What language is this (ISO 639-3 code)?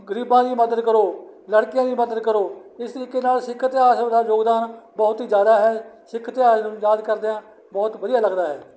pan